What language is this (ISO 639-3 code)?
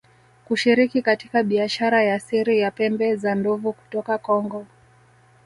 swa